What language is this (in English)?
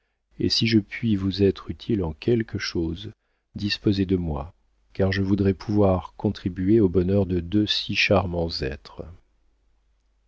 French